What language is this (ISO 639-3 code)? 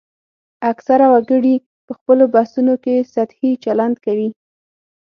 pus